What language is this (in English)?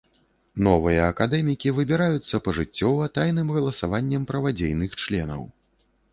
Belarusian